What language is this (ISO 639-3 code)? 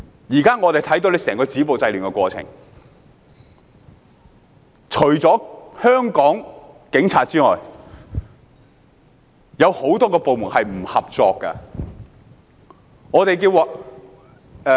yue